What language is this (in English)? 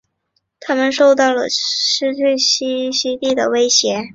Chinese